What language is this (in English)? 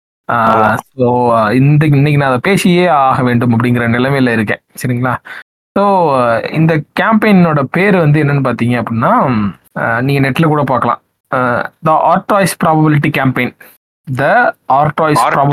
Tamil